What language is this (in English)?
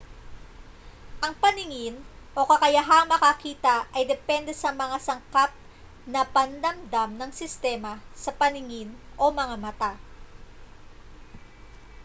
Filipino